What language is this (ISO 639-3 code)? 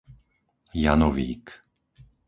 slk